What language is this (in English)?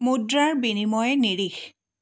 Assamese